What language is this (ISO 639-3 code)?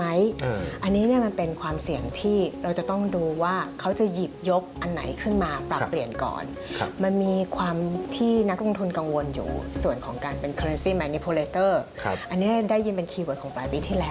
tha